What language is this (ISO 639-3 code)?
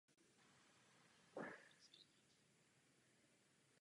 ces